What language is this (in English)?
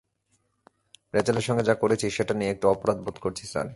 Bangla